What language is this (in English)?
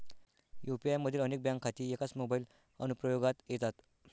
Marathi